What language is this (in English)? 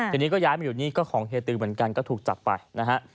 Thai